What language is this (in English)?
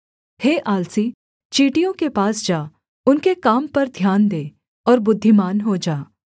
Hindi